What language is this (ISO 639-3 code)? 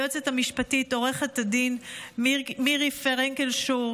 heb